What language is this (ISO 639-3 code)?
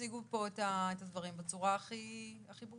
heb